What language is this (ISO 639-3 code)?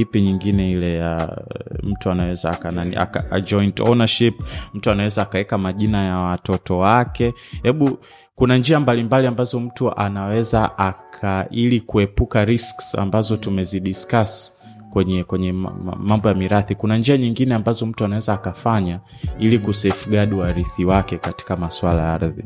swa